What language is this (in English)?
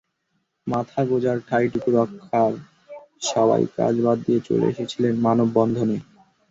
Bangla